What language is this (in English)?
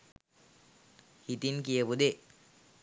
Sinhala